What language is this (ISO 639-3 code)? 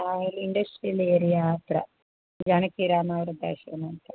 kan